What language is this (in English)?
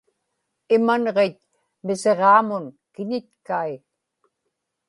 Inupiaq